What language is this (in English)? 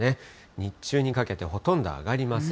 Japanese